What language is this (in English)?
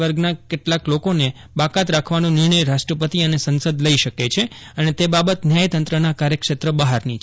Gujarati